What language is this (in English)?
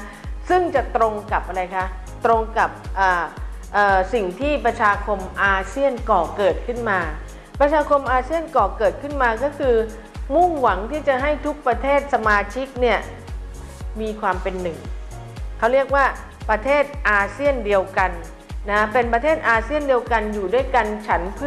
Thai